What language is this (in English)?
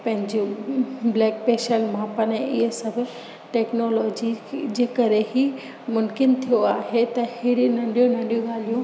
Sindhi